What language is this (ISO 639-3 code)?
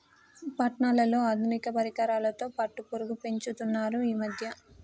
tel